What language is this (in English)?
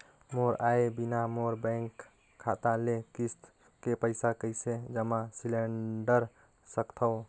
Chhattisgarhi